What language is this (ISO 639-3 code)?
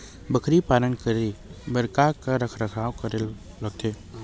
hne